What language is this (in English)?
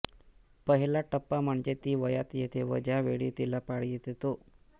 Marathi